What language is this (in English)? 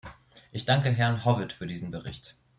German